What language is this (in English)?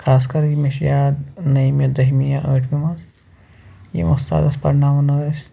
Kashmiri